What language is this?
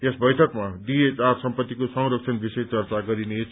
Nepali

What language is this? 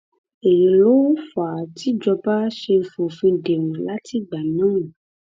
Yoruba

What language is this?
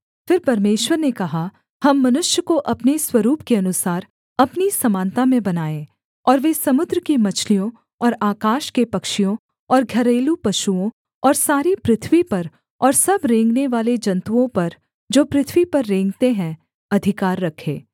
Hindi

